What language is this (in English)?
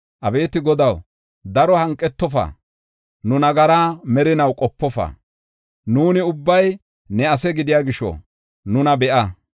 Gofa